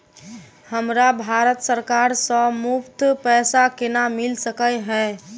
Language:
Maithili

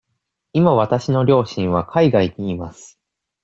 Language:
Japanese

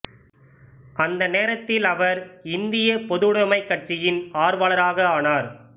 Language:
Tamil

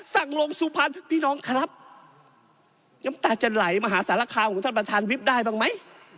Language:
Thai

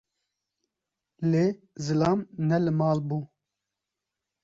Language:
Kurdish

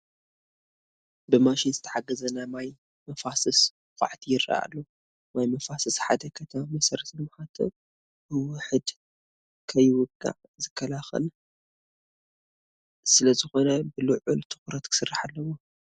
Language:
Tigrinya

